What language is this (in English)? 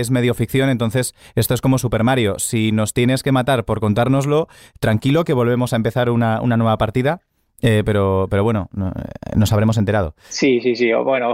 Spanish